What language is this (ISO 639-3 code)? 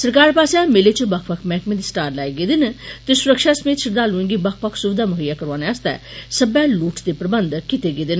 doi